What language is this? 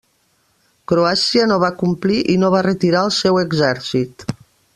Catalan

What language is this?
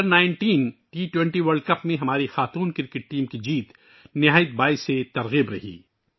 Urdu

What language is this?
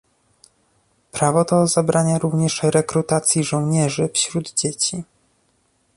Polish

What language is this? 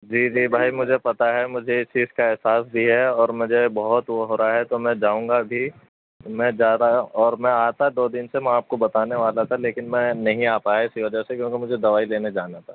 Urdu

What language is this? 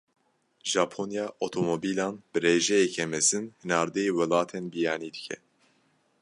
Kurdish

